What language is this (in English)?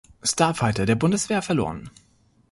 German